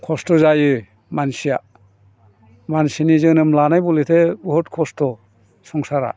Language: Bodo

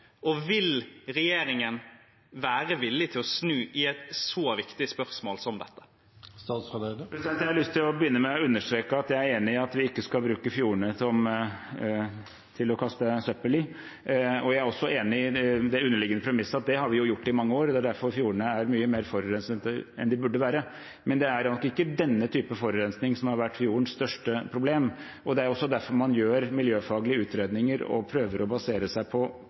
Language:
Norwegian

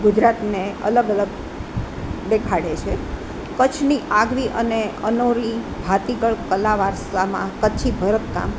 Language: Gujarati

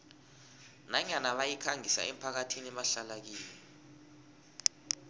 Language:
South Ndebele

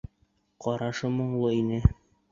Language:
Bashkir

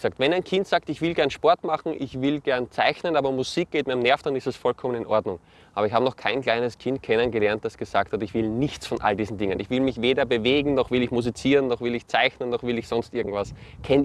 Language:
German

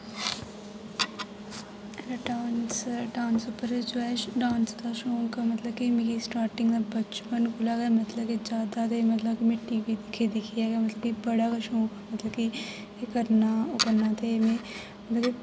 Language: Dogri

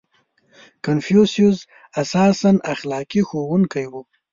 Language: Pashto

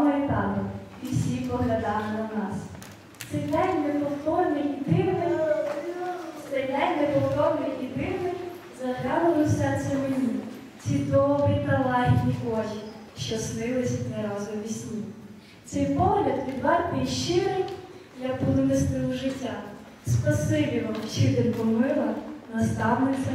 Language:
Ukrainian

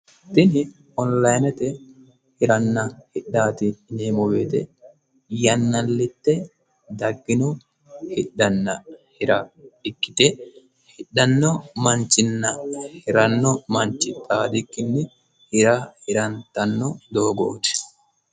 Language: Sidamo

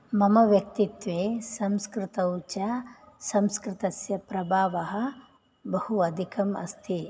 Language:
Sanskrit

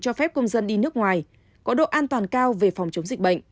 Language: Vietnamese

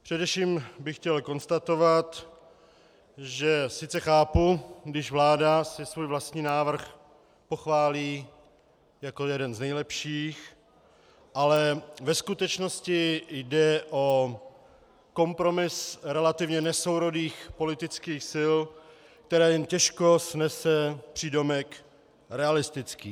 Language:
Czech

